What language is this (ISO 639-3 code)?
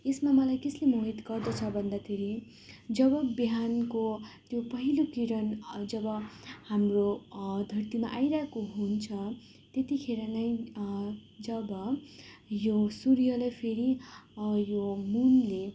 nep